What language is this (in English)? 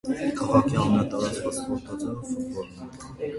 Armenian